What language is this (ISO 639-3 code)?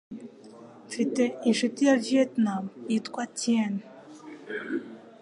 kin